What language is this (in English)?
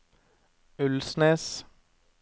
Norwegian